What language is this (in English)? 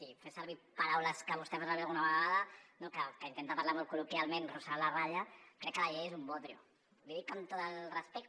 Catalan